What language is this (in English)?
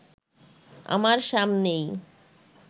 Bangla